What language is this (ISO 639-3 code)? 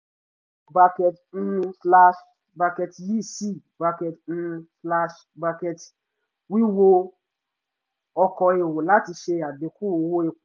yor